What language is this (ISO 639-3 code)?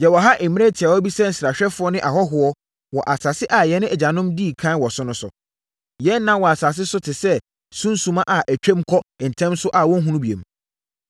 aka